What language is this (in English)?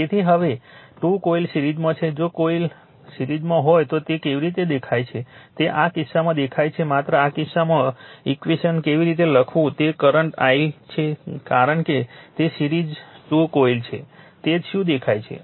Gujarati